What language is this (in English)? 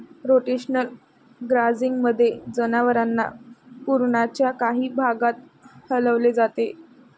Marathi